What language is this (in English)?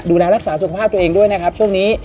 Thai